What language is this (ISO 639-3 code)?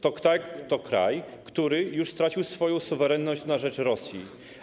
pol